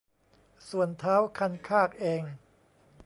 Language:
Thai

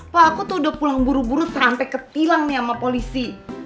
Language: Indonesian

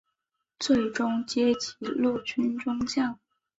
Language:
Chinese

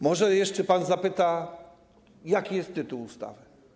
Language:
Polish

